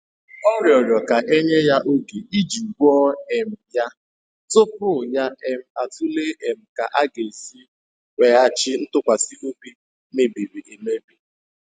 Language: Igbo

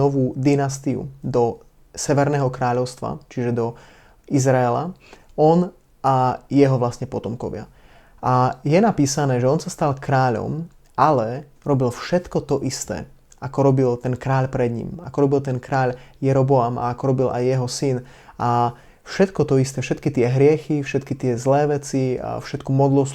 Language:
Slovak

